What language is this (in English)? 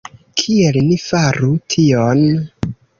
Esperanto